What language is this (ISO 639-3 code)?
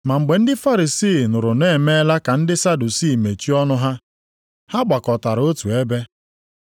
ibo